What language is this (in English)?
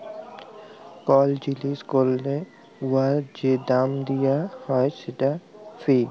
Bangla